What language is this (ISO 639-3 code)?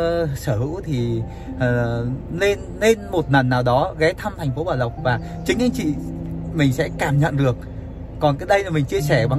vie